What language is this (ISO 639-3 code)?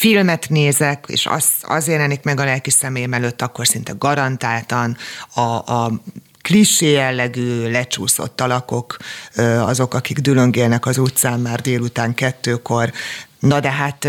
hun